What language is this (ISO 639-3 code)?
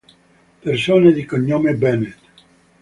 ita